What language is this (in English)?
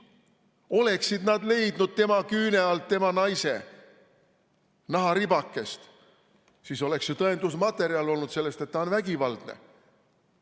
Estonian